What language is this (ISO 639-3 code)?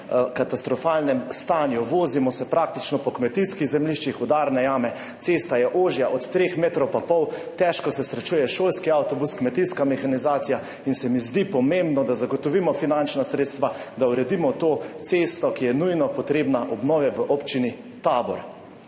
slv